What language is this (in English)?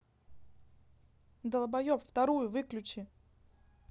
Russian